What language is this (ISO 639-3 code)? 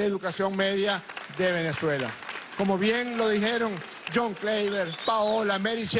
spa